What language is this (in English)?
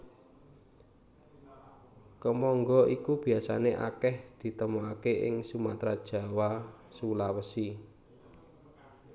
Javanese